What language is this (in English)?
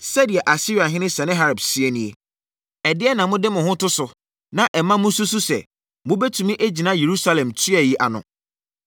Akan